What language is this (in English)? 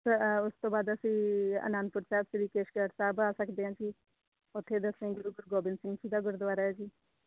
Punjabi